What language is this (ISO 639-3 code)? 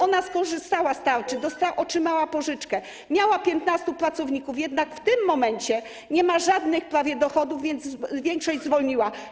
pol